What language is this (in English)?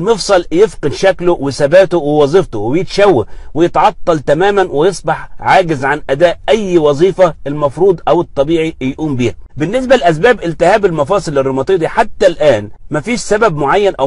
Arabic